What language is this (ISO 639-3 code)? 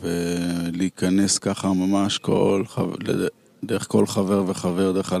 heb